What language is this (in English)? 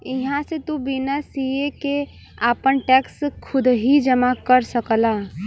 Bhojpuri